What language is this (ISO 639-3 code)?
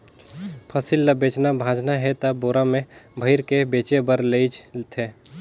hne